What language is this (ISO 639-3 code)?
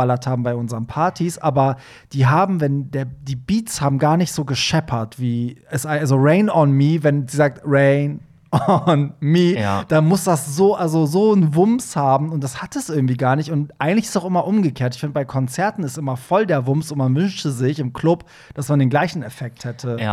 deu